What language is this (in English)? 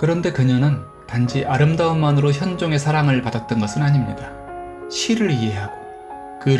Korean